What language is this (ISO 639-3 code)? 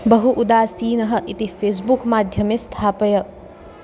san